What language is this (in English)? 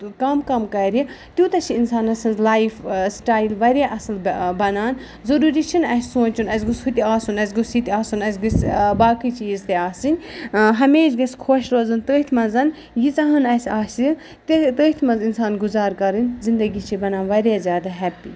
Kashmiri